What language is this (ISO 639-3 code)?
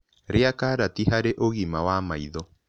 kik